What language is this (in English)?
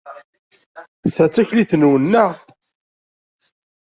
Kabyle